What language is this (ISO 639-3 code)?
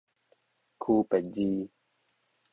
nan